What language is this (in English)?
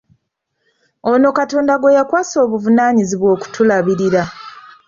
Ganda